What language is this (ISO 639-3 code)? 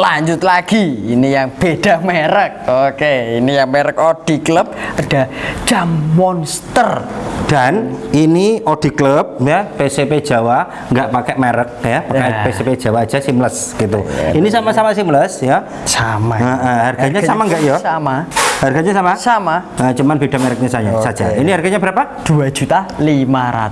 ind